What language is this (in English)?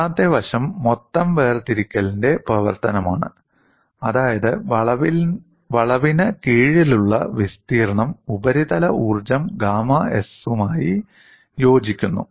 Malayalam